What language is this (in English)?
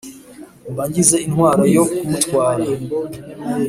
Kinyarwanda